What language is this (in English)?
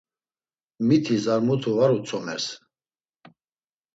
Laz